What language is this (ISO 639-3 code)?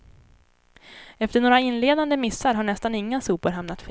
swe